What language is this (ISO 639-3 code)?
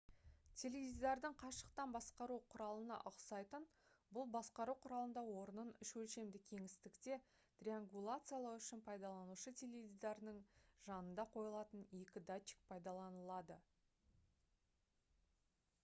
kaz